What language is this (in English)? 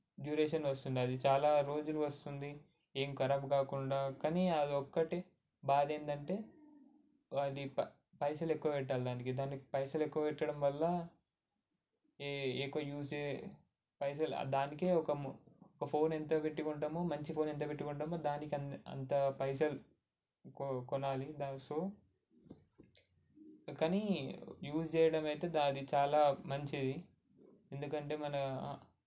Telugu